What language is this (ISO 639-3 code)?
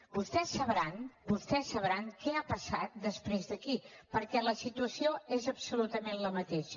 cat